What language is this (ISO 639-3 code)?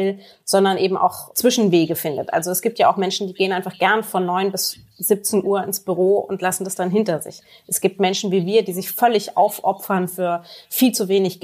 deu